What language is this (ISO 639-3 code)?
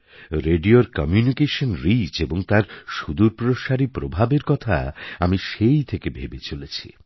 ben